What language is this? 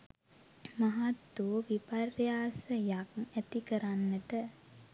Sinhala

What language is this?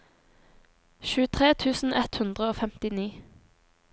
Norwegian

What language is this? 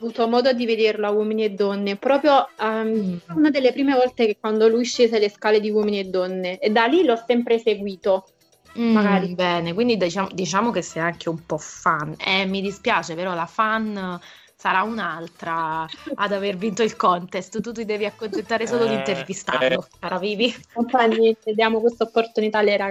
Italian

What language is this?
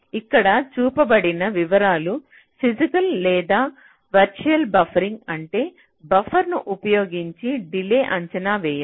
Telugu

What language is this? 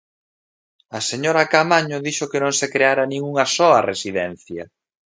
Galician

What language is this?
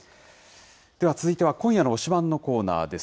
Japanese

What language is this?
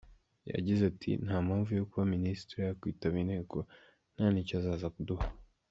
Kinyarwanda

